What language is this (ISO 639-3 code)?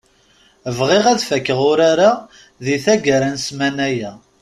kab